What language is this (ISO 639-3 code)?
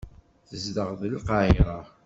kab